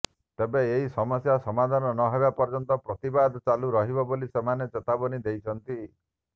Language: Odia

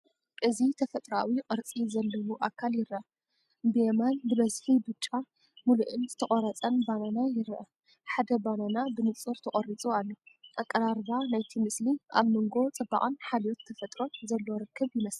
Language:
Tigrinya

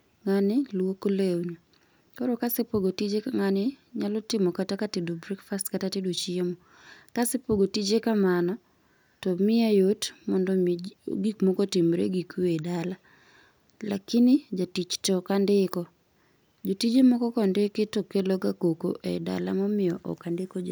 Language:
Luo (Kenya and Tanzania)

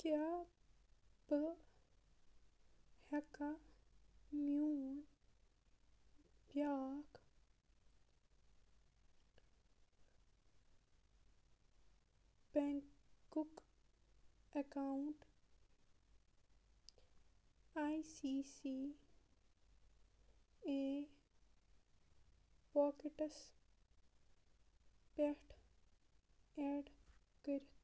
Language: Kashmiri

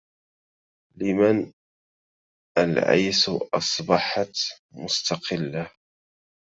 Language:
Arabic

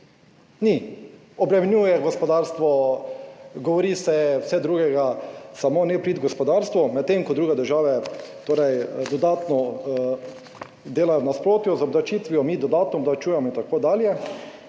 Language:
Slovenian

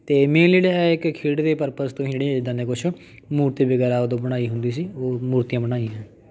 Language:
Punjabi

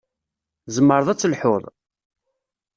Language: Kabyle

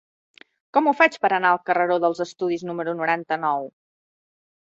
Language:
Catalan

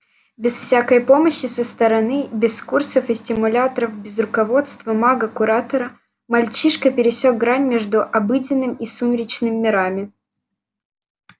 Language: Russian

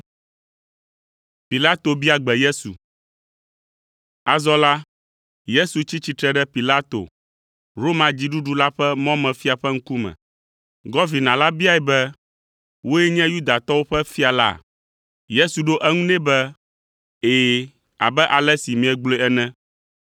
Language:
Ewe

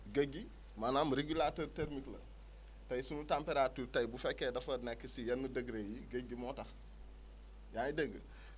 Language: Wolof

